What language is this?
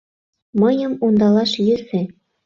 Mari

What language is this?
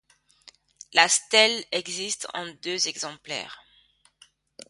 French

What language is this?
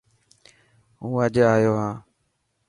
Dhatki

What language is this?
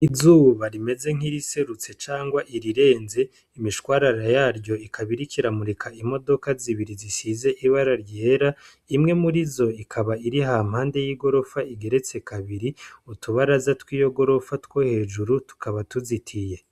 Rundi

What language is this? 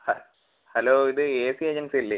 Malayalam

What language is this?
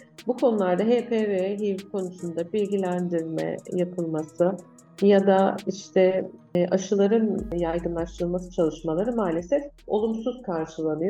Turkish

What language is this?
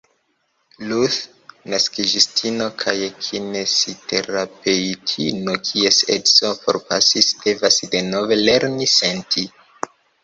Esperanto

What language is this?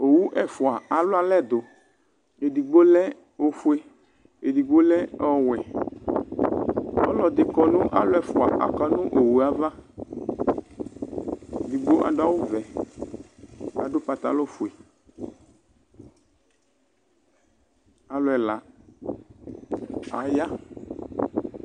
Ikposo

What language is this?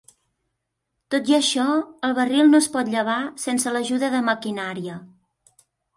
Catalan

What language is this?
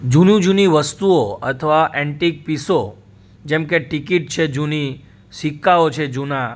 Gujarati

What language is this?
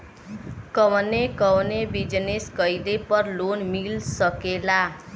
Bhojpuri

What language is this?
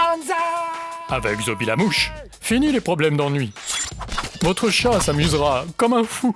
French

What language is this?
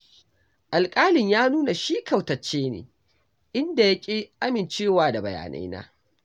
Hausa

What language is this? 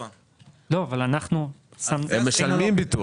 Hebrew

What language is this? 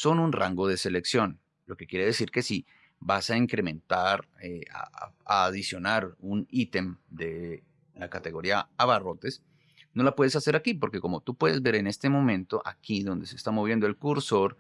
Spanish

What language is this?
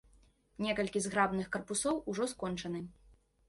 Belarusian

